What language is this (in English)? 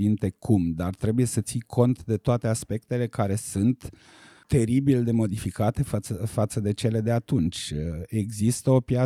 Romanian